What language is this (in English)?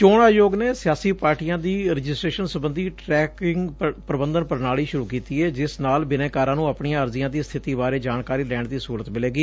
Punjabi